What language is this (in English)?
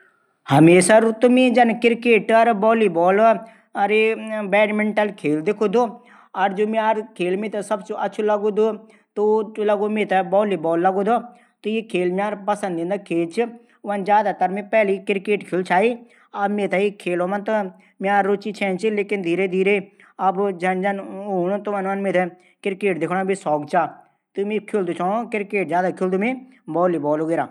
Garhwali